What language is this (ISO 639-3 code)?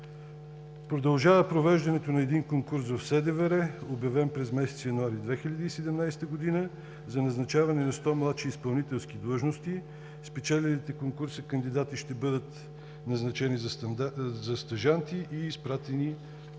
bul